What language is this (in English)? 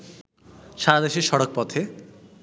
Bangla